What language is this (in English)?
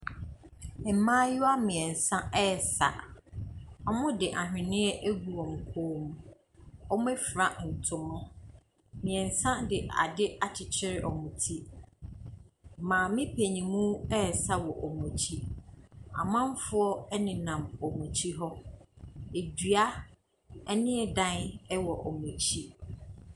Akan